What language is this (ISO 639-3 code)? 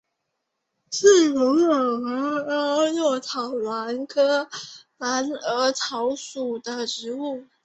zho